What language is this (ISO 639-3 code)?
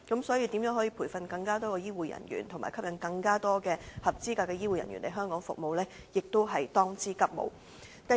yue